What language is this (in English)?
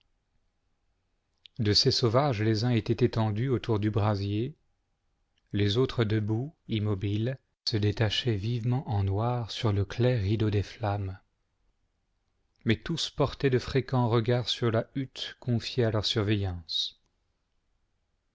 French